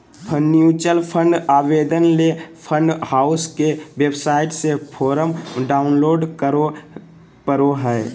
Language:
Magahi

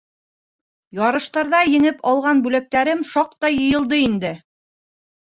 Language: Bashkir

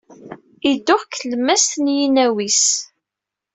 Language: Kabyle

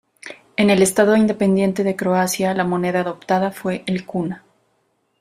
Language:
Spanish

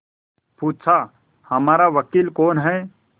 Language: Hindi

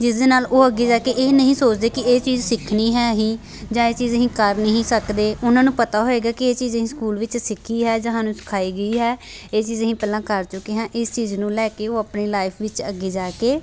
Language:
Punjabi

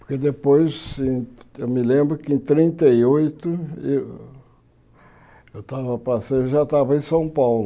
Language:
Portuguese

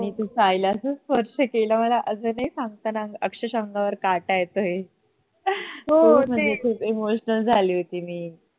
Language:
Marathi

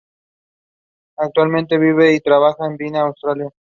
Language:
Spanish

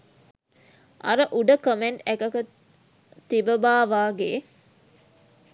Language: Sinhala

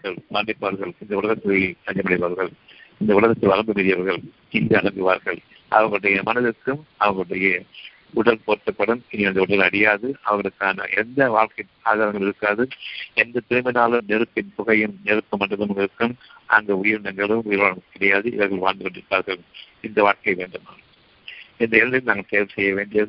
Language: Tamil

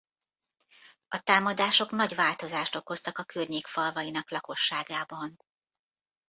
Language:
Hungarian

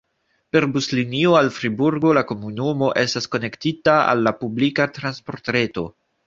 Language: Esperanto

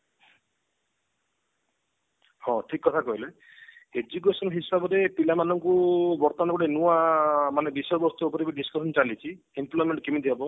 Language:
Odia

